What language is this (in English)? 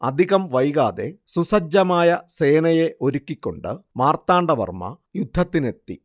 Malayalam